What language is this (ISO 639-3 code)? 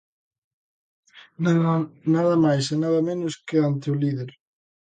glg